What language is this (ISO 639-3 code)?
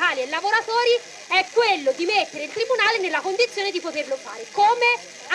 ita